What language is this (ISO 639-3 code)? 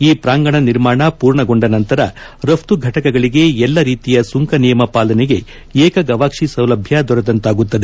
kan